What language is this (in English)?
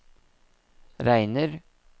Norwegian